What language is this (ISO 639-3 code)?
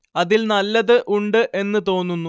mal